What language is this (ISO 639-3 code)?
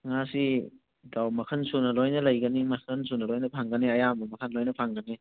mni